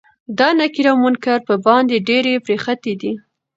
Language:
Pashto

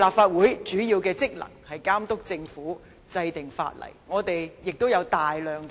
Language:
Cantonese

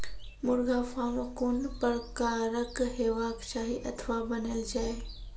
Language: Maithili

